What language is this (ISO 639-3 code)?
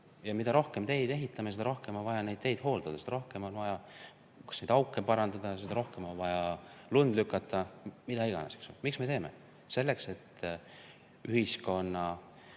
est